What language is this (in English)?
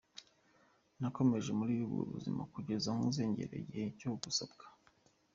Kinyarwanda